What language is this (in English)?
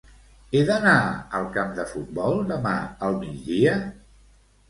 Catalan